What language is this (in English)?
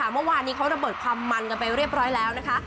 Thai